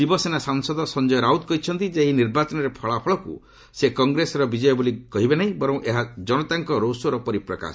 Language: Odia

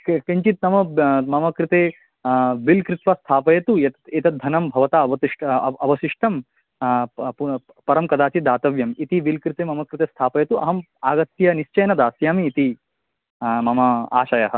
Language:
Sanskrit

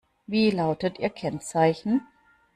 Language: German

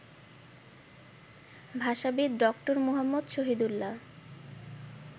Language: Bangla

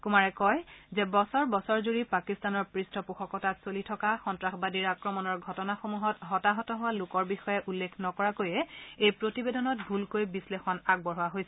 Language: Assamese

